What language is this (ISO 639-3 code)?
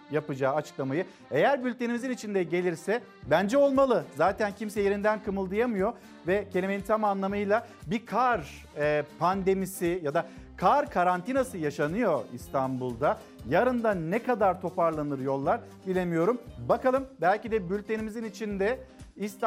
tur